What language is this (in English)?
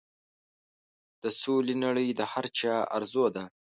Pashto